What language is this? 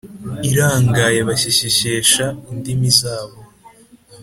Kinyarwanda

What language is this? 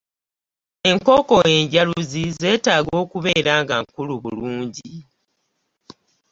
Ganda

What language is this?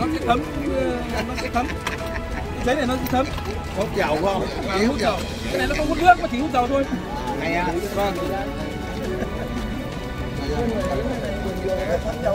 Vietnamese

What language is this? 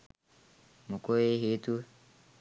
Sinhala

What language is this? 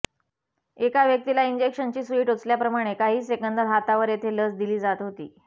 Marathi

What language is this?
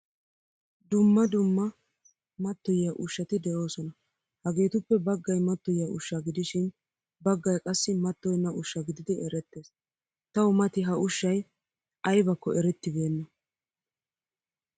Wolaytta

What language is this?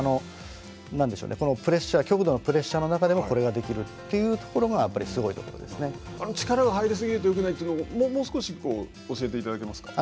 Japanese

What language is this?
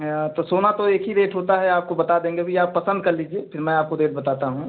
Hindi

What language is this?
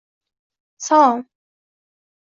Uzbek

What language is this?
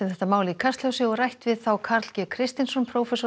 Icelandic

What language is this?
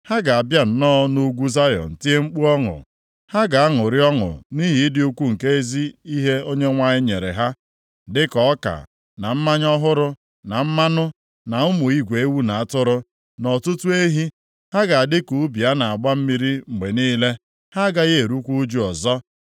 Igbo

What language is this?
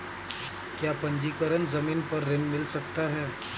Hindi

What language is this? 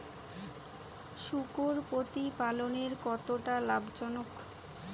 Bangla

